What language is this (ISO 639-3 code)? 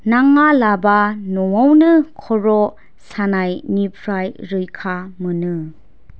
brx